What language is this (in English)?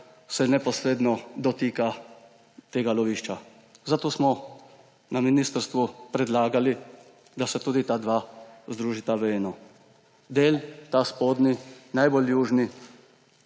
Slovenian